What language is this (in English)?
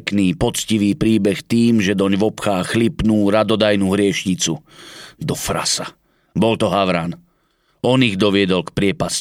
Slovak